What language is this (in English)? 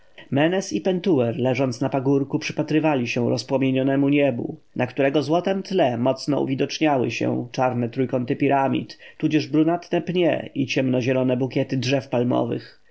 Polish